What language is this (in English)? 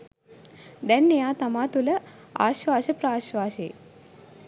Sinhala